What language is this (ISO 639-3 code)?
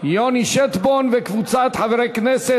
heb